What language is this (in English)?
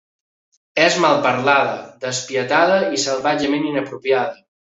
Catalan